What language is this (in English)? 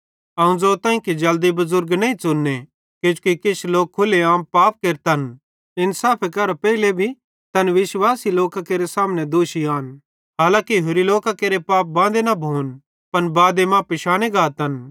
Bhadrawahi